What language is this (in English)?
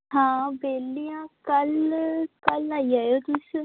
Dogri